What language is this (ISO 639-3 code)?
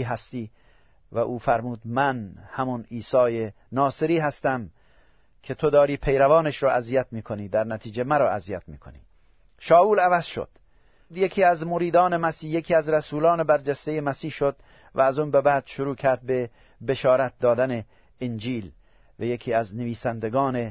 fas